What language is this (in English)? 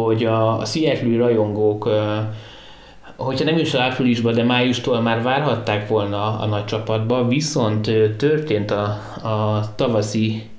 Hungarian